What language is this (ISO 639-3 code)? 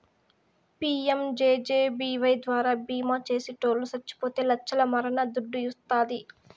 tel